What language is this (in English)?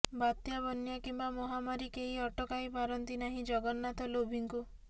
Odia